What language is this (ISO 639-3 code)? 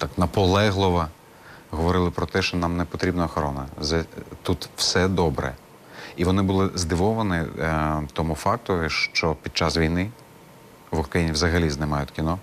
ukr